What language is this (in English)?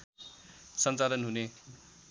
Nepali